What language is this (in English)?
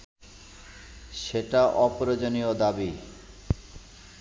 Bangla